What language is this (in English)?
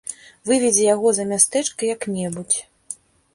Belarusian